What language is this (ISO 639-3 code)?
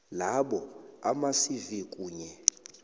nbl